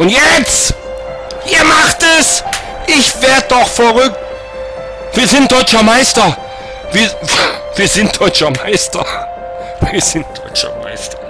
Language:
German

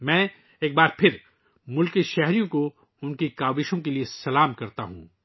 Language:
Urdu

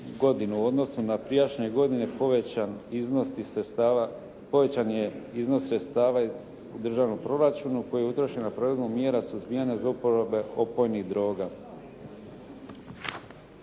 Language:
Croatian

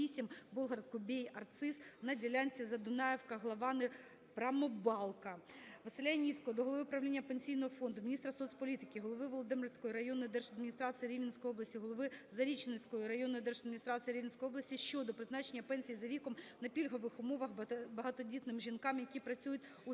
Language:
Ukrainian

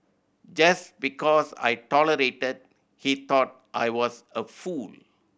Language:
English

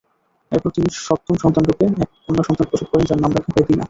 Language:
Bangla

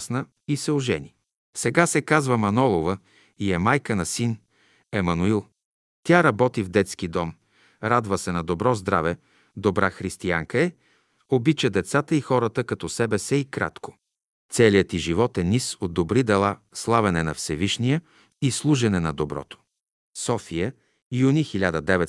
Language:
Bulgarian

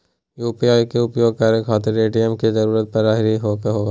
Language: Magahi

